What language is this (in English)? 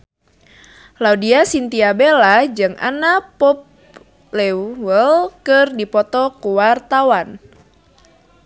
Sundanese